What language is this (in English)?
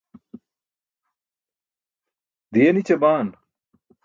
Burushaski